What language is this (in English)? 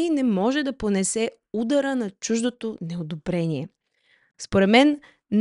Bulgarian